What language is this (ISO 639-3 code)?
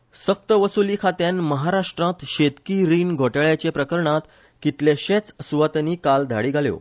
kok